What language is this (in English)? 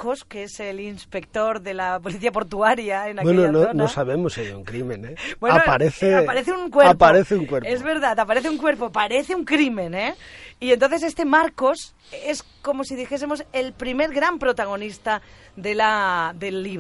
Spanish